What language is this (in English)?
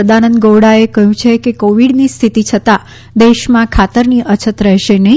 Gujarati